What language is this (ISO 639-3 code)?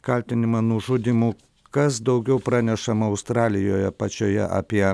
lit